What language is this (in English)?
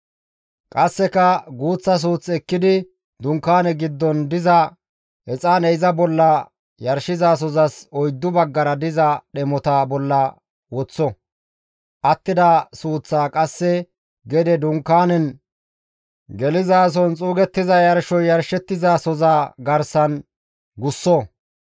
Gamo